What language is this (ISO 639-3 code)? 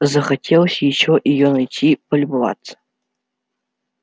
rus